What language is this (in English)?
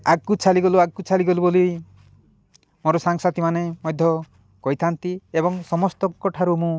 Odia